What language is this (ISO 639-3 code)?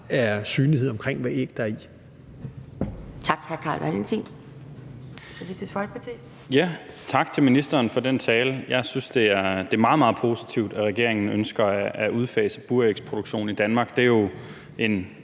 dan